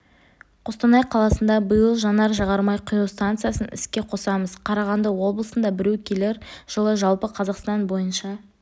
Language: Kazakh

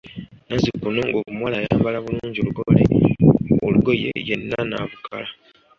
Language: Ganda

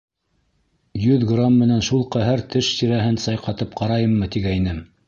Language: Bashkir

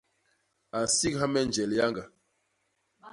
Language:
Basaa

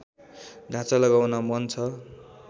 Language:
Nepali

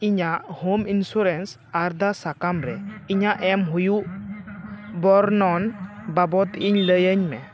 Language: Santali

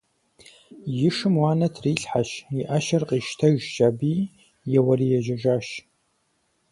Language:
Kabardian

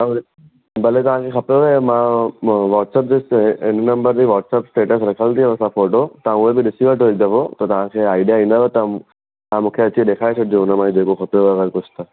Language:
Sindhi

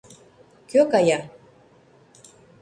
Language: Mari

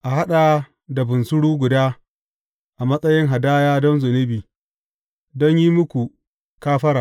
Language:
Hausa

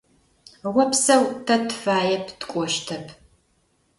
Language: Adyghe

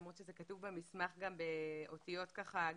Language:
Hebrew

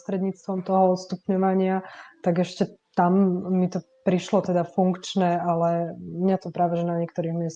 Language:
Slovak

